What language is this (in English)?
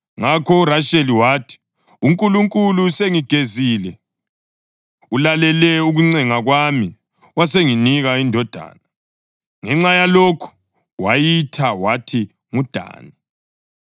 North Ndebele